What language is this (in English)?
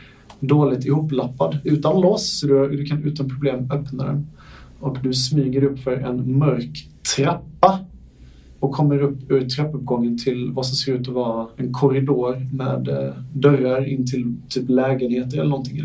Swedish